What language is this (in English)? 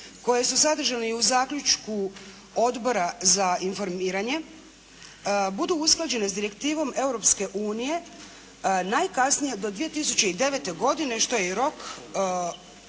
Croatian